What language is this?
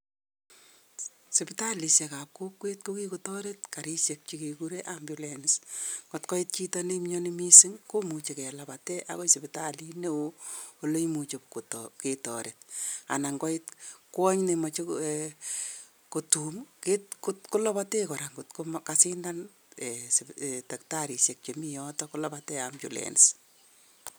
Kalenjin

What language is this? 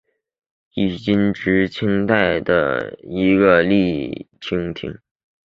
Chinese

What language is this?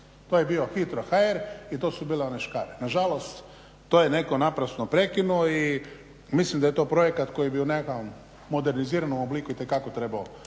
Croatian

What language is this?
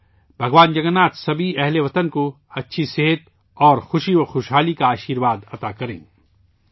Urdu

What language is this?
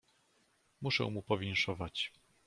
Polish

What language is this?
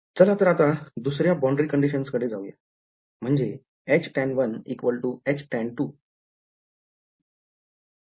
Marathi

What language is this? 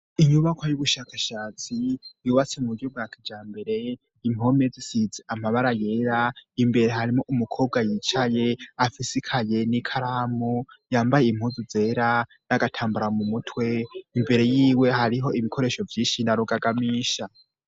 Rundi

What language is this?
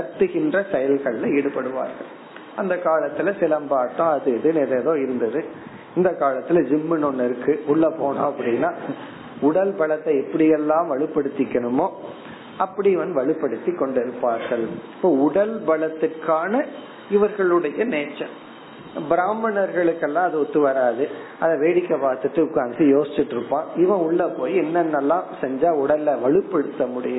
Tamil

